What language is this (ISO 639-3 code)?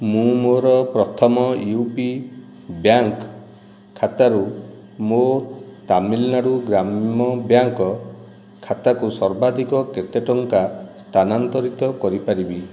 ori